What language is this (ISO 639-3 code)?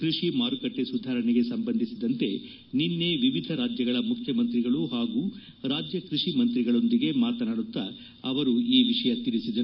kan